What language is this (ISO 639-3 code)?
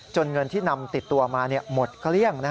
tha